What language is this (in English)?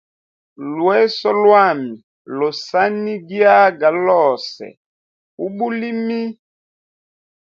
Hemba